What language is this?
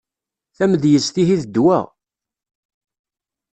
Kabyle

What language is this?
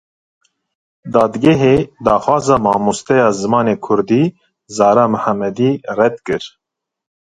Kurdish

